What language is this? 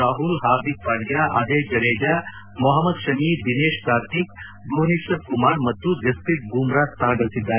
Kannada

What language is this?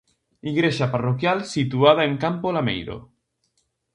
Galician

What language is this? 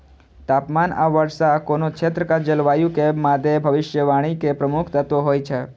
Maithili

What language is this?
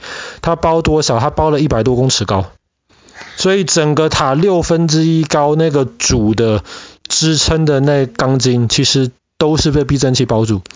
Chinese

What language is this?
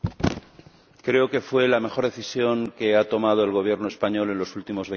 Spanish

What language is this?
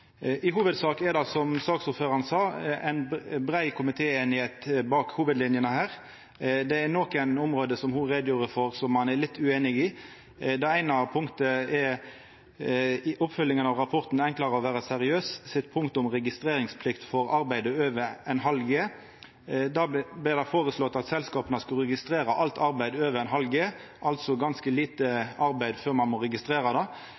Norwegian Nynorsk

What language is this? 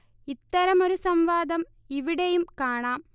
Malayalam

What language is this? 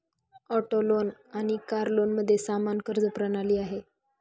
Marathi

